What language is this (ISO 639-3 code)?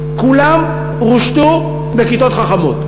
heb